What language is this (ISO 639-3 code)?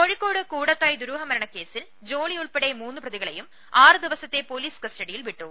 mal